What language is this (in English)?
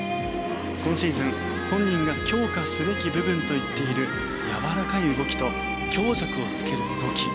Japanese